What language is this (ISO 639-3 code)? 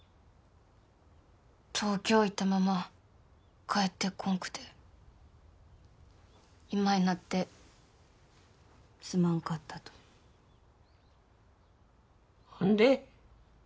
jpn